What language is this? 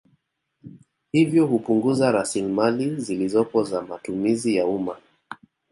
Swahili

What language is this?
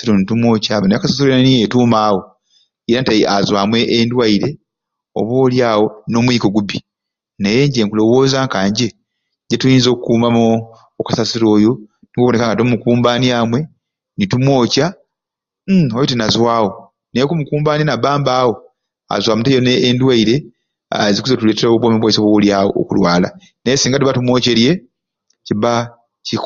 Ruuli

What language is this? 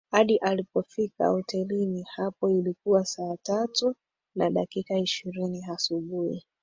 Swahili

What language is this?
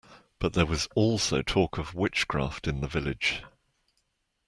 English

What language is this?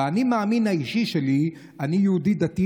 Hebrew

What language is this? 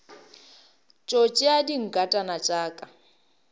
Northern Sotho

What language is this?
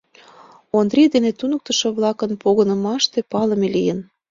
Mari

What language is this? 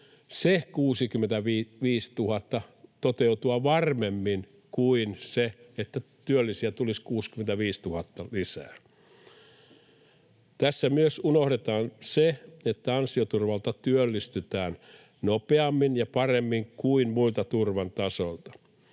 Finnish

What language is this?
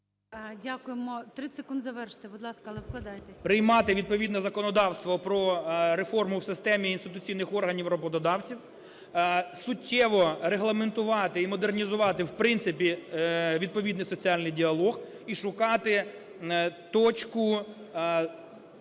Ukrainian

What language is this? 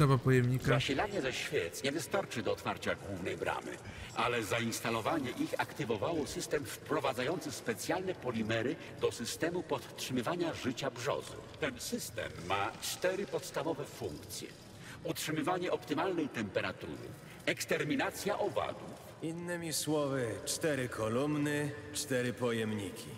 Polish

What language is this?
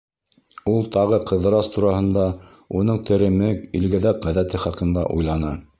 Bashkir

